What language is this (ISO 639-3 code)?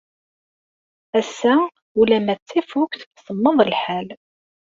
kab